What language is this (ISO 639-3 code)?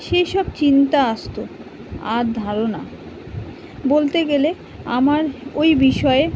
ben